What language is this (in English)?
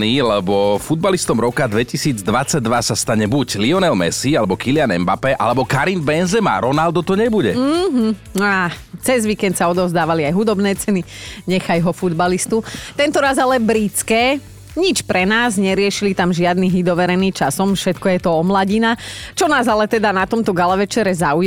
Slovak